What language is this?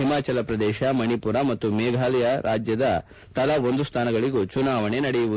Kannada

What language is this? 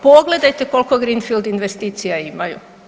Croatian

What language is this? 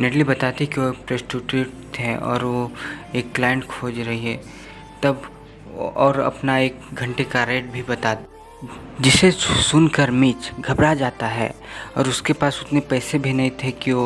Hindi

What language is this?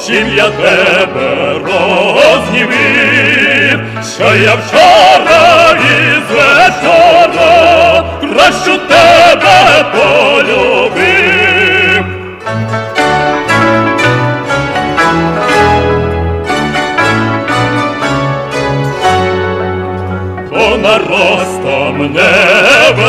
Ukrainian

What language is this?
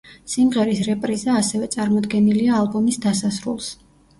Georgian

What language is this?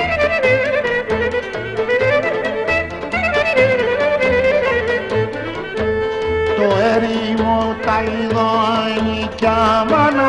Greek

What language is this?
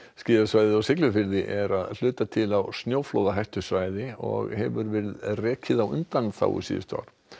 Icelandic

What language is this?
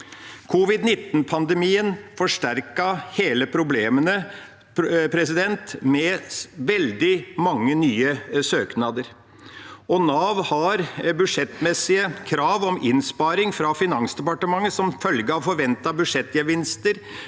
Norwegian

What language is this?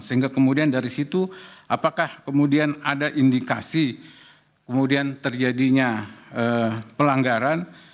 Indonesian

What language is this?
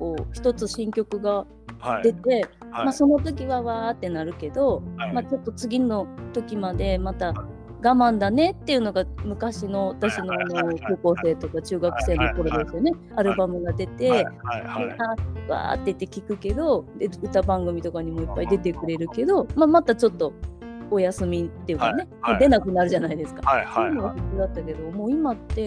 Japanese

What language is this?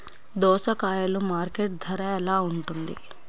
Telugu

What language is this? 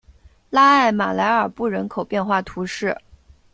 Chinese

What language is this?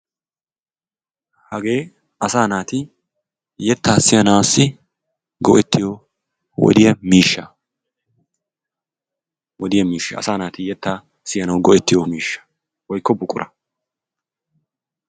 Wolaytta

